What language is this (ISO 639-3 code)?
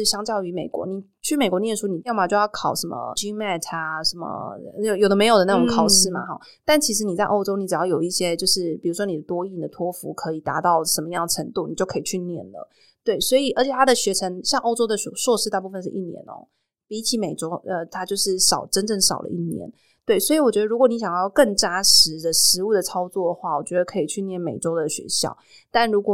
zho